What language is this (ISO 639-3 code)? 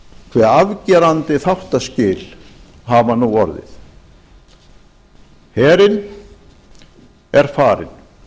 isl